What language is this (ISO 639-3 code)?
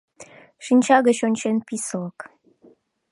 chm